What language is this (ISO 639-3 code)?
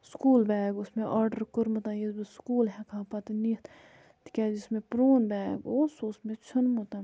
kas